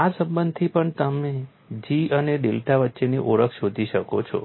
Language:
Gujarati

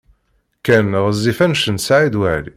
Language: Kabyle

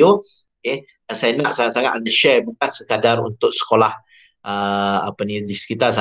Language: Malay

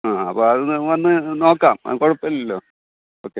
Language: Malayalam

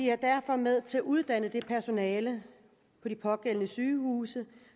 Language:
Danish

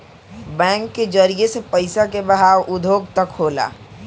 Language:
Bhojpuri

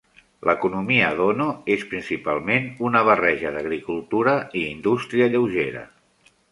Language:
Catalan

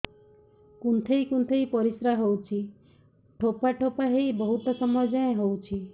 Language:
Odia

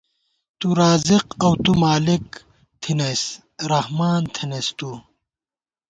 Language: Gawar-Bati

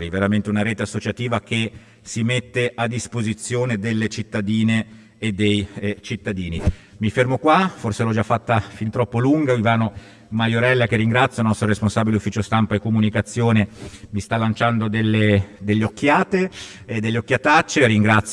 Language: Italian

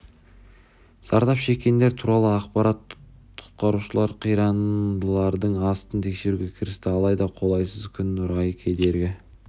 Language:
Kazakh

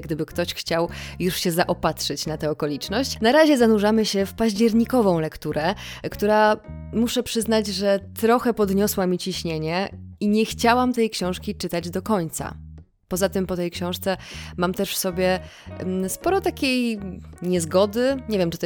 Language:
Polish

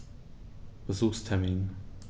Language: German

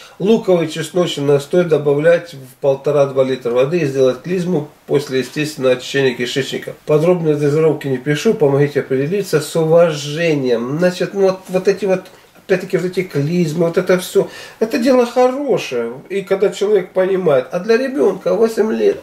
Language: Russian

